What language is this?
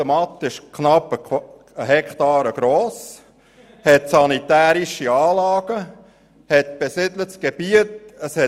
Swiss German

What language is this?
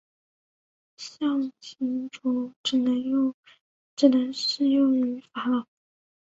Chinese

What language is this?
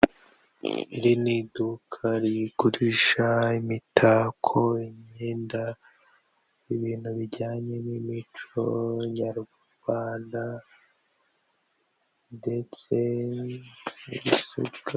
Kinyarwanda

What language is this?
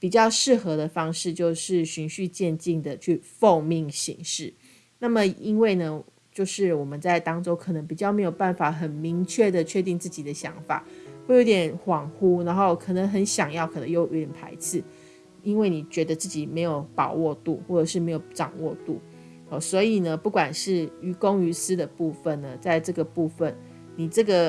Chinese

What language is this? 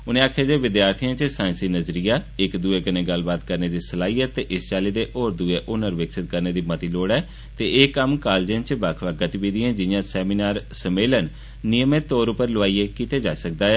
Dogri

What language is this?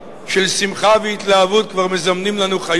Hebrew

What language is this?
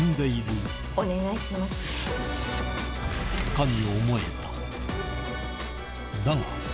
Japanese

